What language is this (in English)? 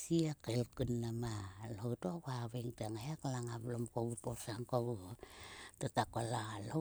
Sulka